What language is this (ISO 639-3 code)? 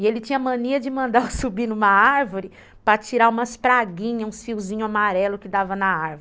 por